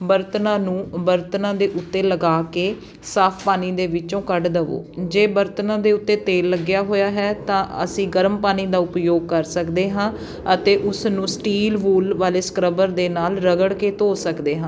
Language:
Punjabi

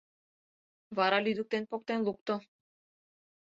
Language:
Mari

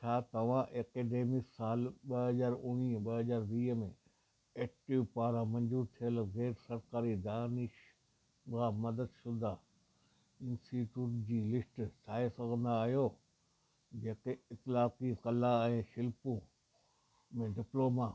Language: Sindhi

